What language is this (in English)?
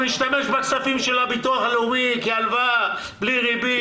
Hebrew